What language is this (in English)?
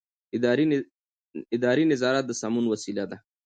Pashto